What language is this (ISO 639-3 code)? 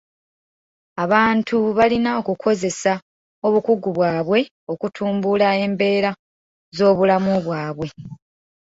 lug